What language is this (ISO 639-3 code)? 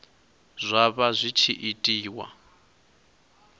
ven